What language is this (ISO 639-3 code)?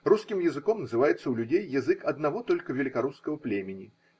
rus